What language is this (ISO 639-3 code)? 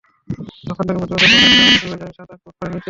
ben